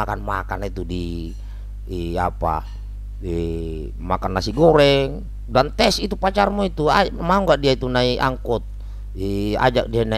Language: Indonesian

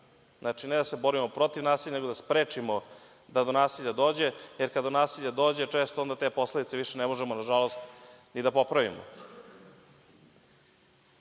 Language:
Serbian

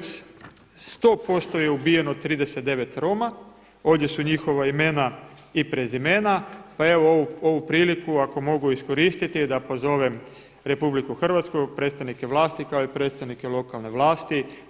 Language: Croatian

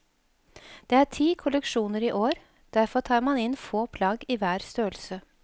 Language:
Norwegian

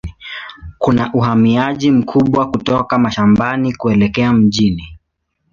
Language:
Swahili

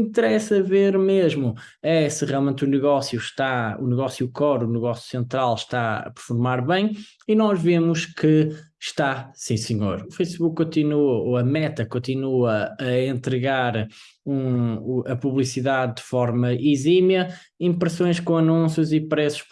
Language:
Portuguese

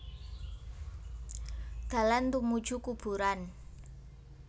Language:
Javanese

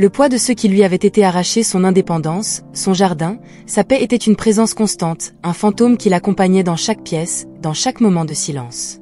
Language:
French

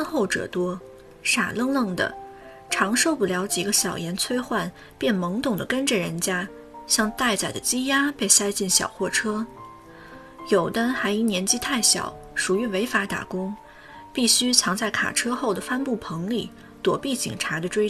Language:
Chinese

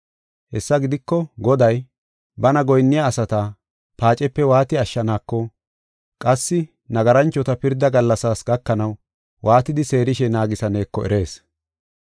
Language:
Gofa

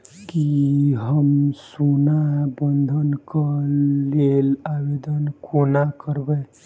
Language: Maithili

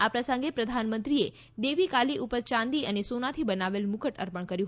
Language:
Gujarati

